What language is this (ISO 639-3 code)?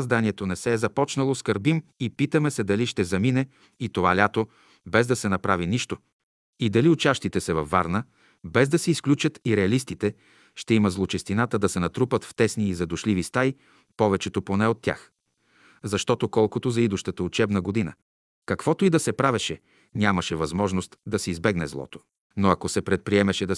bul